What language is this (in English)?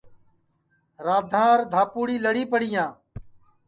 Sansi